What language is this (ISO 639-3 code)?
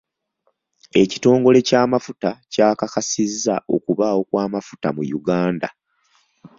lug